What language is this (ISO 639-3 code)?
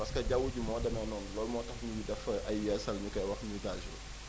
wol